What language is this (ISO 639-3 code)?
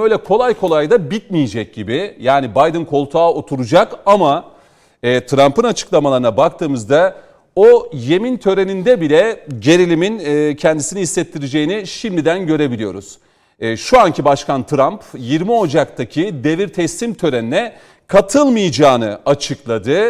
tur